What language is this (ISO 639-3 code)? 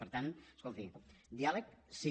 cat